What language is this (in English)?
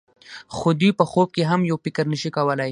Pashto